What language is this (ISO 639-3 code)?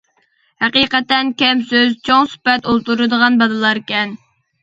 uig